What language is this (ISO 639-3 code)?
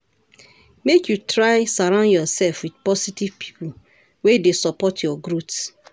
pcm